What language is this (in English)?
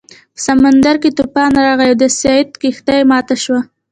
Pashto